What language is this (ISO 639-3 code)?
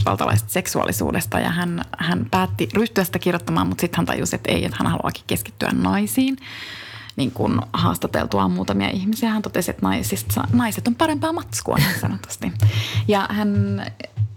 fin